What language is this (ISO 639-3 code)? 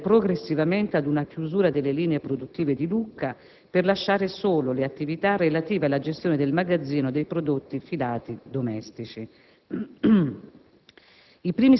ita